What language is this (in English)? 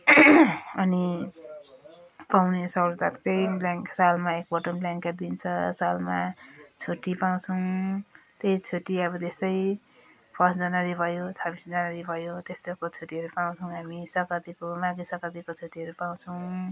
Nepali